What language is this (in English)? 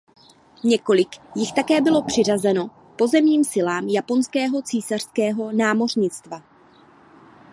Czech